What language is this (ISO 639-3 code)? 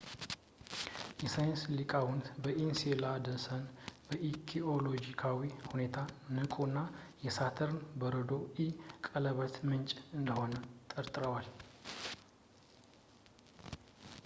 amh